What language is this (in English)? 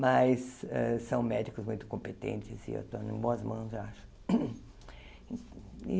Portuguese